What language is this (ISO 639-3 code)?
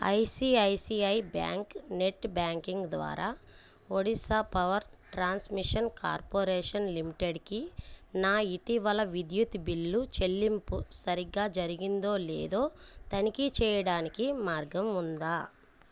tel